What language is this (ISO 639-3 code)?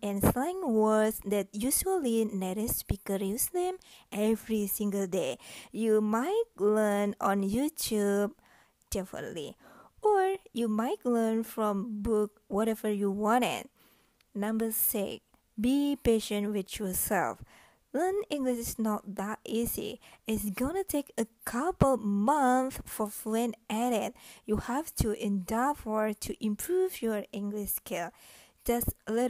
eng